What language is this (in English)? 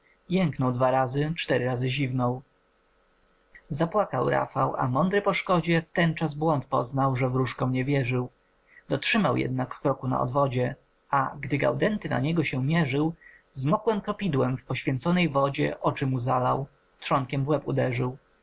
Polish